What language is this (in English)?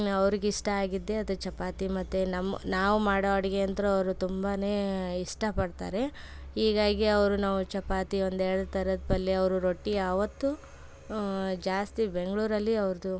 Kannada